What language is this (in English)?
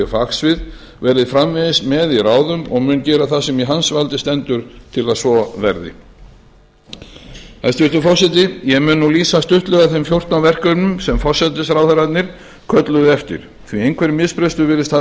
Icelandic